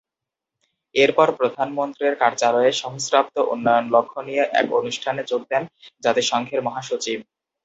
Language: Bangla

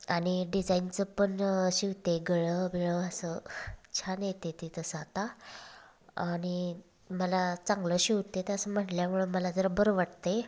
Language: Marathi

